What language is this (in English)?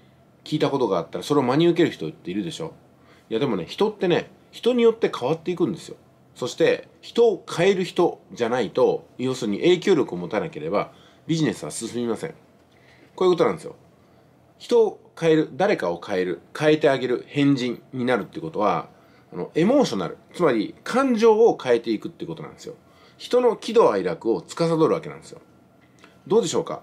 Japanese